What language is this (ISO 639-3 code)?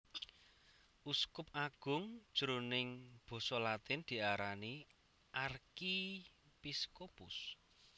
jav